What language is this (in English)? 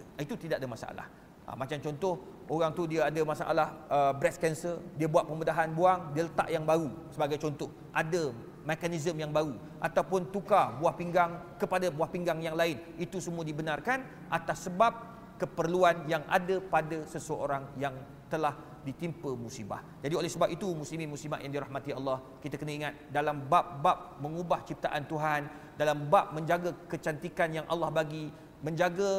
Malay